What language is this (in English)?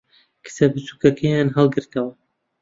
Central Kurdish